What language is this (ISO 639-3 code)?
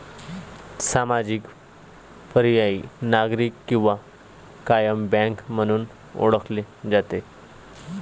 mar